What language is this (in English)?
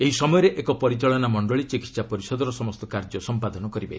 Odia